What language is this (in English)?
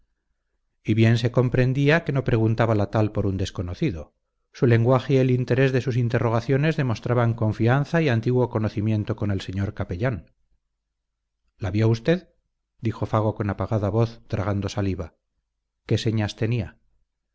Spanish